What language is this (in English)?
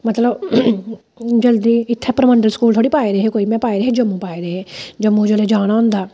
Dogri